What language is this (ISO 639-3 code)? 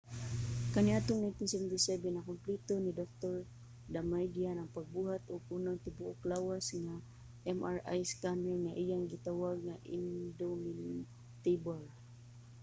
ceb